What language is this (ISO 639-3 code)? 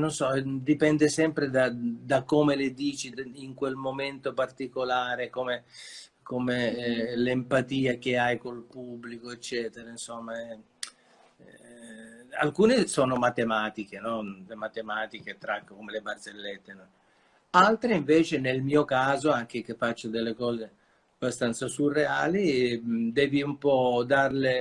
ita